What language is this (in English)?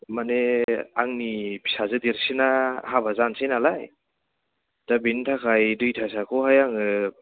Bodo